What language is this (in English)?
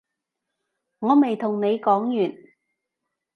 Cantonese